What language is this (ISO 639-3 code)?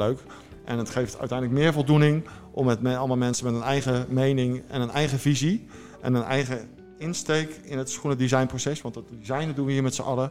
nld